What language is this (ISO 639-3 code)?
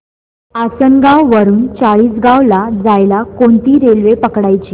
mar